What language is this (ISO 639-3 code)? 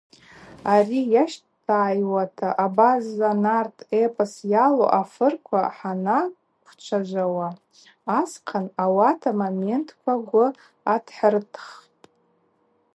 abq